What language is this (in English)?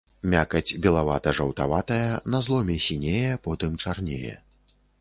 Belarusian